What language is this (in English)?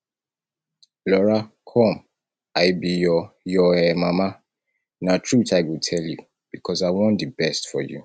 Nigerian Pidgin